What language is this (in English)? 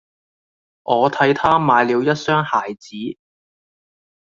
Cantonese